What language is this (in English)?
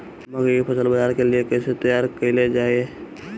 Bhojpuri